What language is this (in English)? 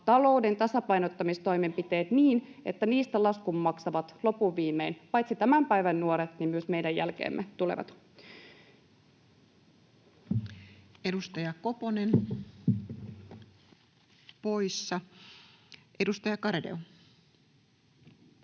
Finnish